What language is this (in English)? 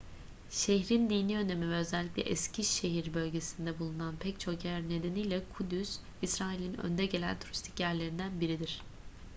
Turkish